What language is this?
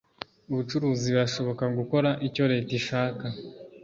Kinyarwanda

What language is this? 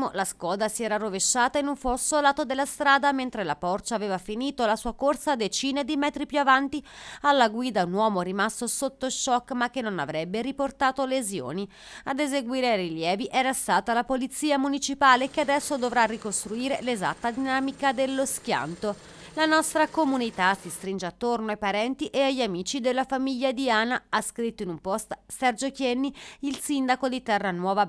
Italian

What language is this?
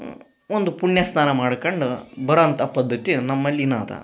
Kannada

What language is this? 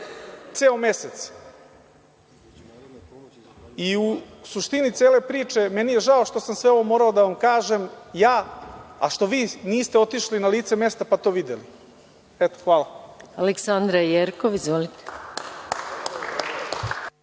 Serbian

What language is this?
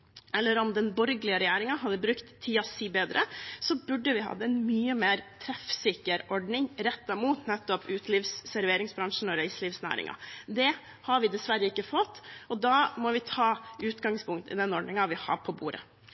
Norwegian Bokmål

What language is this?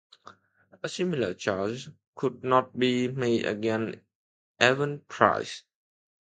English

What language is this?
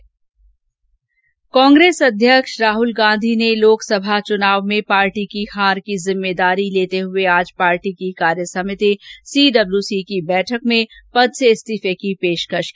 Hindi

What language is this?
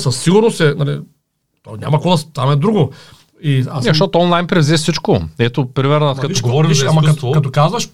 Bulgarian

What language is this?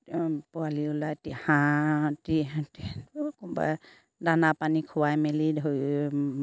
Assamese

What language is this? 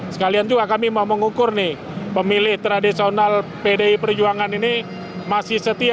Indonesian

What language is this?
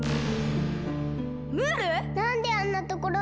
Japanese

